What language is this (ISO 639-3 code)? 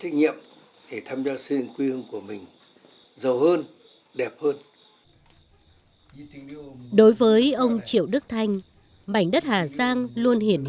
vie